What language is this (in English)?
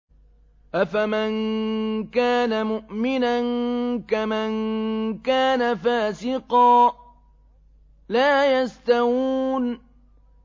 Arabic